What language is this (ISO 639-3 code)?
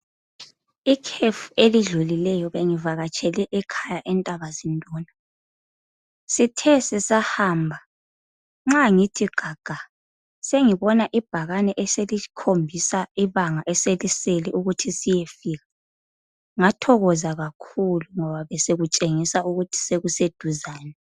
nde